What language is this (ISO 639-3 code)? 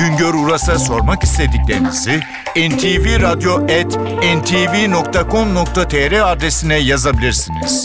tur